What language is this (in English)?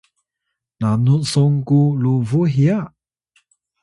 Atayal